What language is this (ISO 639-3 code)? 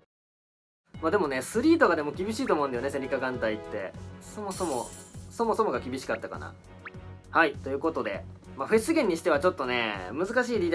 jpn